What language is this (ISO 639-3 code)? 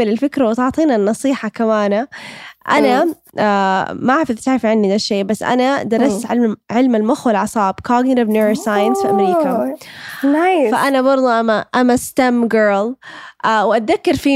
ara